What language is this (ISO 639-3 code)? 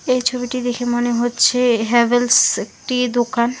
ben